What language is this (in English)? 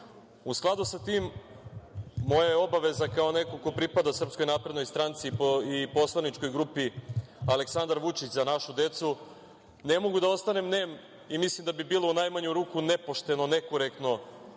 Serbian